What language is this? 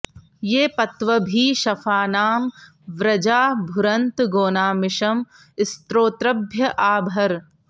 Sanskrit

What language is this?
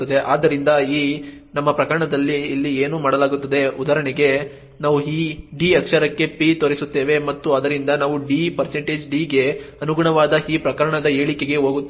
Kannada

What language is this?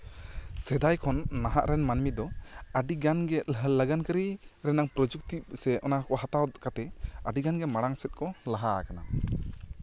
Santali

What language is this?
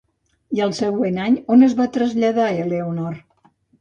Catalan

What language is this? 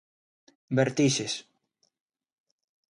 Galician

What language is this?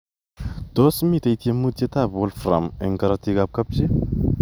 Kalenjin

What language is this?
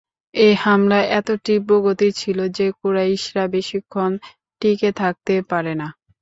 Bangla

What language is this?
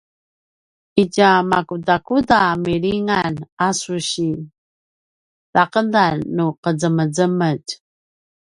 Paiwan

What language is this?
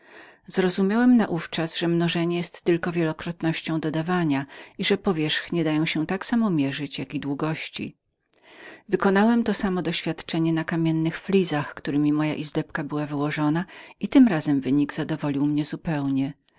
Polish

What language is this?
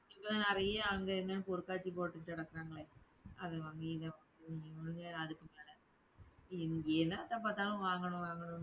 Tamil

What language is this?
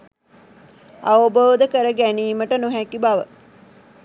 Sinhala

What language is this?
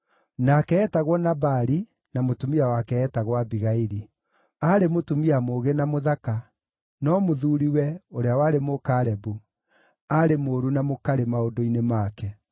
Kikuyu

